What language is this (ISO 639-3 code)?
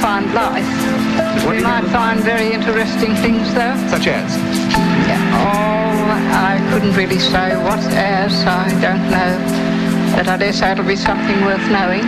ell